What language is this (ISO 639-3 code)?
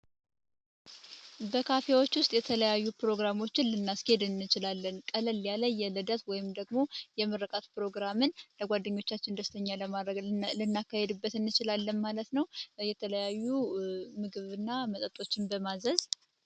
amh